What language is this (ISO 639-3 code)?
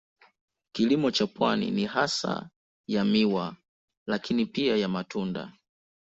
swa